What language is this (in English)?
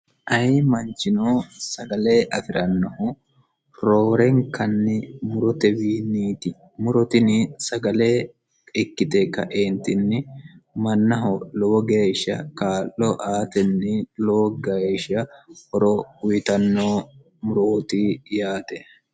Sidamo